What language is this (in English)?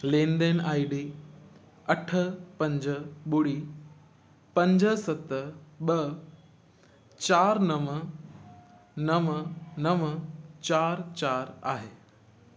Sindhi